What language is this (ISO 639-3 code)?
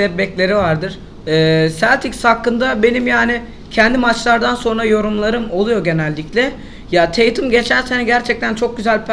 tur